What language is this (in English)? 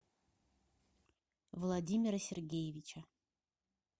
Russian